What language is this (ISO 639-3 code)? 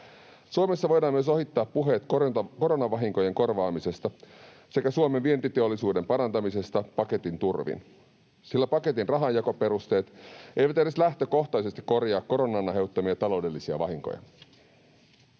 fin